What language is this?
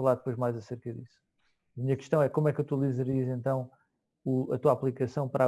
Portuguese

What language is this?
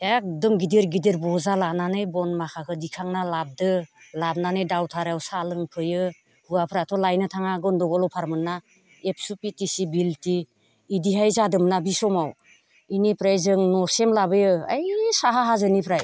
Bodo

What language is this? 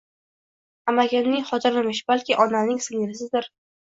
Uzbek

